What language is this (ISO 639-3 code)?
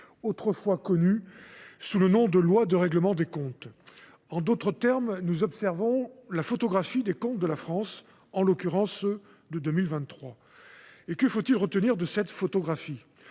fra